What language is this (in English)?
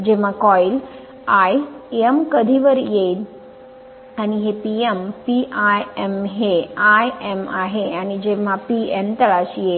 Marathi